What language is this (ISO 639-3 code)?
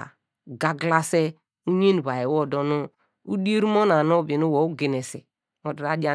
deg